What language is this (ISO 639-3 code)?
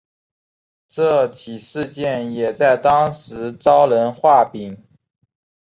zho